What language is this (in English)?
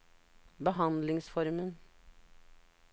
Norwegian